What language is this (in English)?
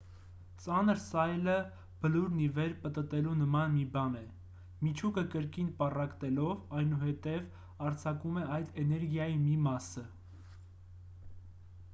Armenian